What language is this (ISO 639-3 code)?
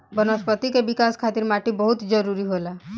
bho